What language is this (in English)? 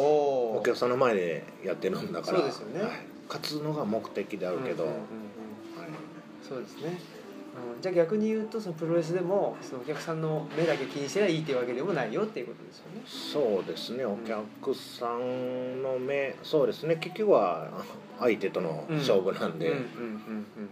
Japanese